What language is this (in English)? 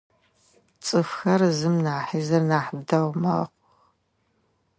Adyghe